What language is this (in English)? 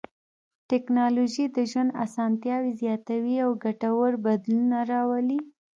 Pashto